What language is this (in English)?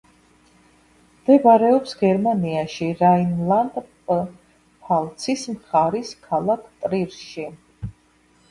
Georgian